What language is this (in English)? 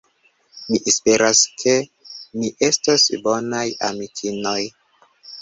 Esperanto